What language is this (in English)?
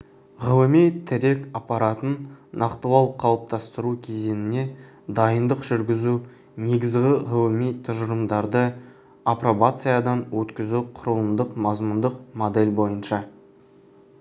Kazakh